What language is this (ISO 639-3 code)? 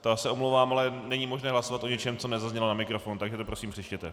ces